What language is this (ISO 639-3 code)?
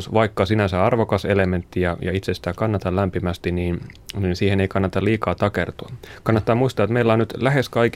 fin